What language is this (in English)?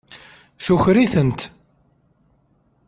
Kabyle